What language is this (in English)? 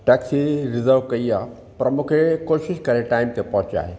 Sindhi